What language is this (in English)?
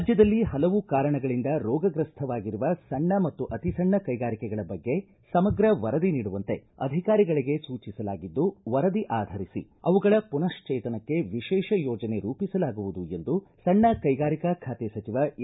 Kannada